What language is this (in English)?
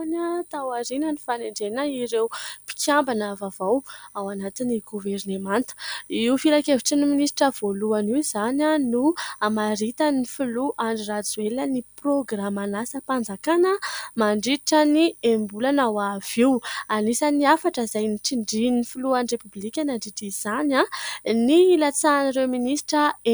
Malagasy